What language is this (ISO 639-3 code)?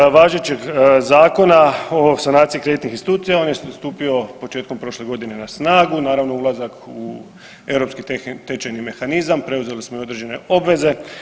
hrv